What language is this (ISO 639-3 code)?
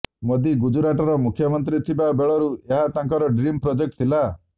ori